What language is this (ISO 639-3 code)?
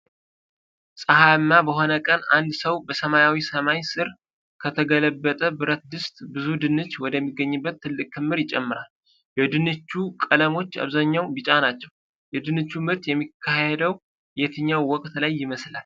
amh